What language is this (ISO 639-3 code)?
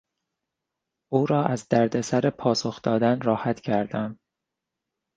fas